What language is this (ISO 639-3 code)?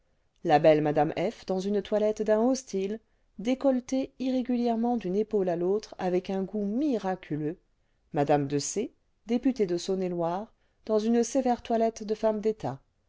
fra